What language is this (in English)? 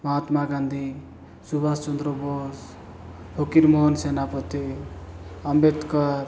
Odia